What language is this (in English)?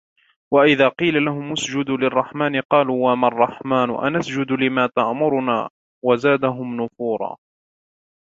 Arabic